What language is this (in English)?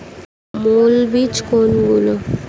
Bangla